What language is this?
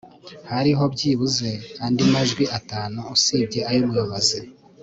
Kinyarwanda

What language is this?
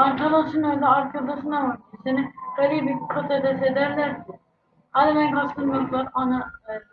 Turkish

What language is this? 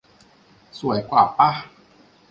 Thai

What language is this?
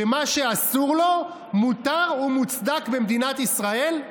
Hebrew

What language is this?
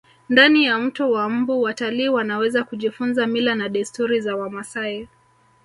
Swahili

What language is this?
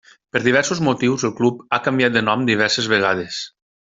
Catalan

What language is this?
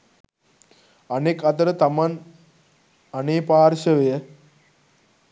Sinhala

